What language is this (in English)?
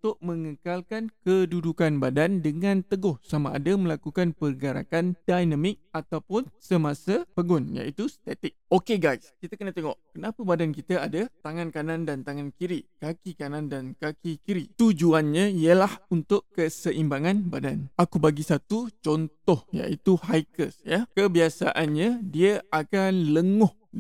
Malay